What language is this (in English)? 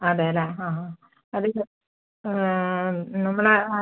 Malayalam